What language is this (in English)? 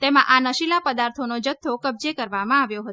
Gujarati